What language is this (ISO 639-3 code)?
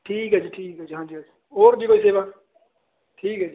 pan